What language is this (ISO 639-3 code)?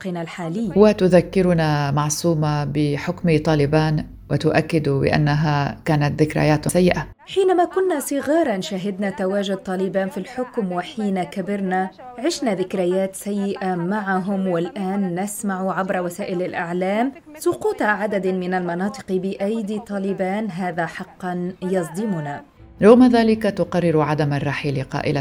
ara